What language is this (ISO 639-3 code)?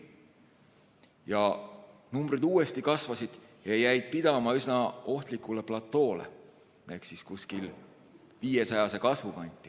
est